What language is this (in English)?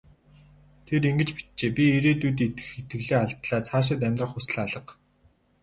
Mongolian